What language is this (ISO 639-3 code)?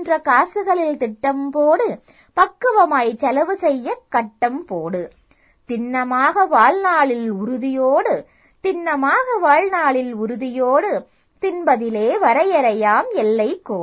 tam